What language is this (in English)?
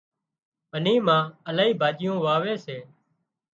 Wadiyara Koli